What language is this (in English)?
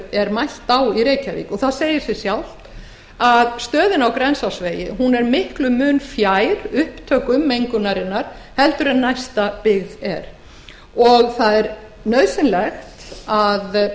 Icelandic